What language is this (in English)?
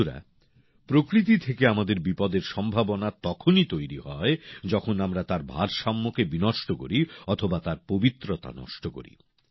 Bangla